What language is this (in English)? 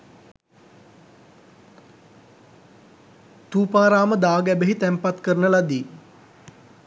Sinhala